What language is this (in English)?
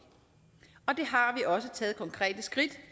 Danish